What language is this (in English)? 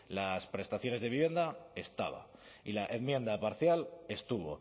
Spanish